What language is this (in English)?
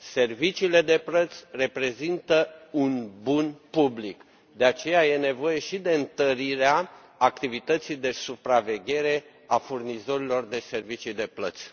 Romanian